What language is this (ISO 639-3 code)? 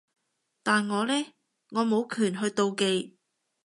yue